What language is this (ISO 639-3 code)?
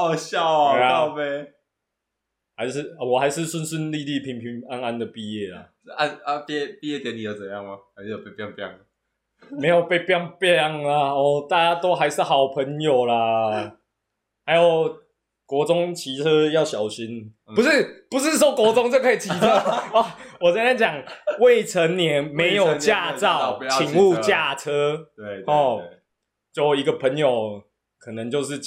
zho